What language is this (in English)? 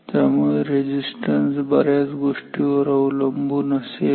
Marathi